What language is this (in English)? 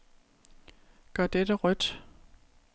Danish